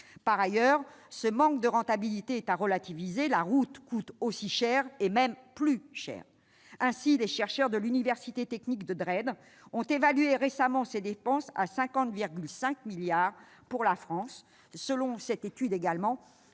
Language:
French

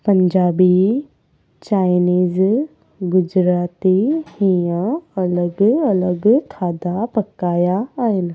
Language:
Sindhi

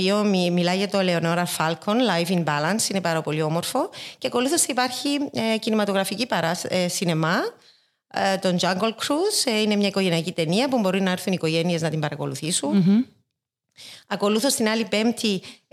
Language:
Greek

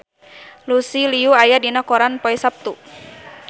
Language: Sundanese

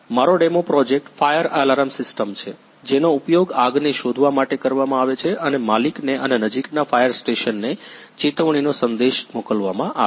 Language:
Gujarati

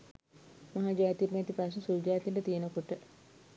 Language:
Sinhala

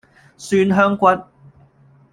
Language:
Cantonese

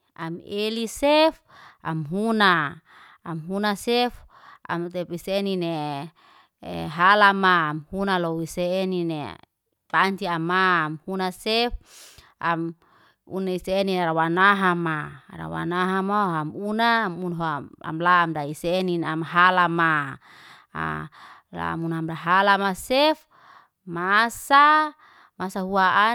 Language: Liana-Seti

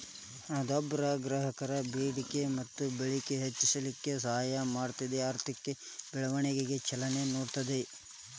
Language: Kannada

